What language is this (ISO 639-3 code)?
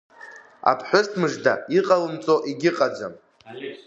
abk